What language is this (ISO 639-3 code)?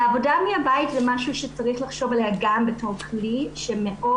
heb